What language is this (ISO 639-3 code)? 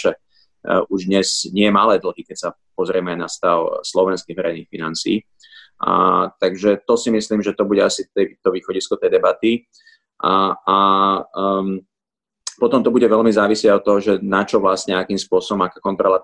slk